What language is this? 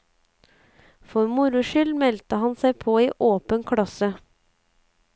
Norwegian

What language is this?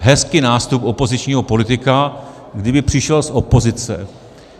Czech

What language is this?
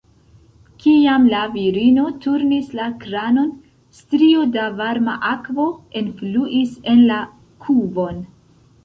Esperanto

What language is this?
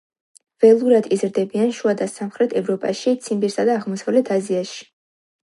Georgian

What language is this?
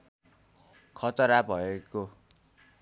Nepali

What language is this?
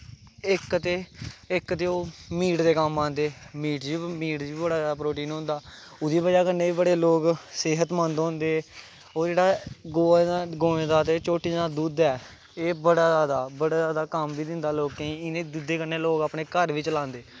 Dogri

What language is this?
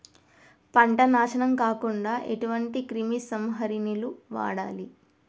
Telugu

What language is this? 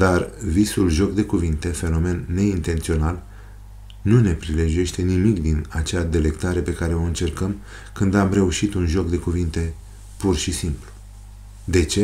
Romanian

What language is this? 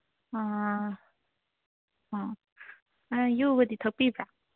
Manipuri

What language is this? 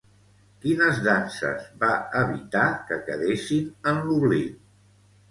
Catalan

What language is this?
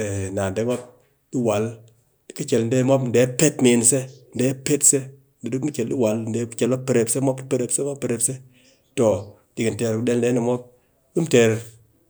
Cakfem-Mushere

